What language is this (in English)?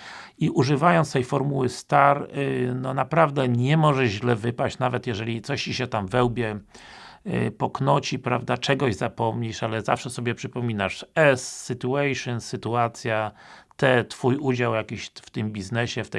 Polish